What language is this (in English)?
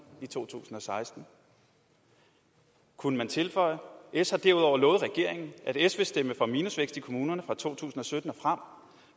Danish